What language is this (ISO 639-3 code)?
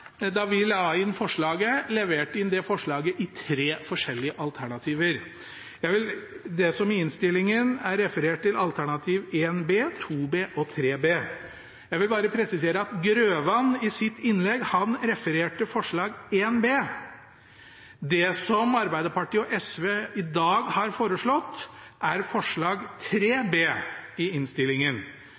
nob